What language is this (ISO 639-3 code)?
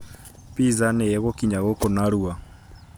kik